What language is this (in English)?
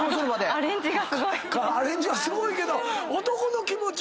Japanese